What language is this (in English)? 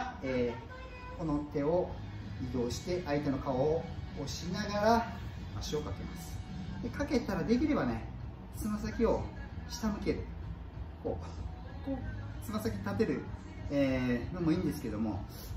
Japanese